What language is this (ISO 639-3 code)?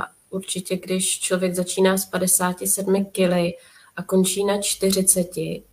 ces